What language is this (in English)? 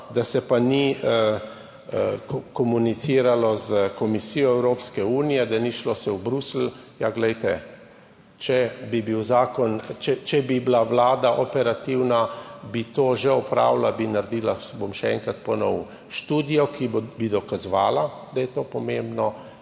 Slovenian